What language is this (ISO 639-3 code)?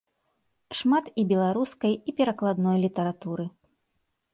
bel